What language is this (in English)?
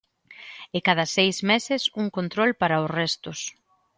Galician